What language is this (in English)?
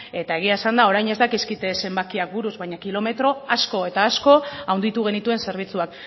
Basque